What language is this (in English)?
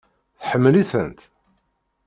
Kabyle